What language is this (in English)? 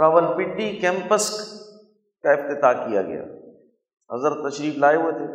Urdu